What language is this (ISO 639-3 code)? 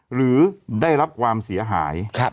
tha